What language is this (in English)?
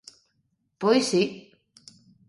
Galician